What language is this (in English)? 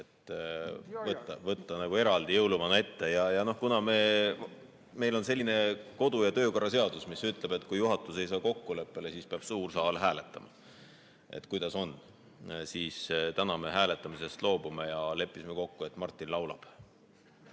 Estonian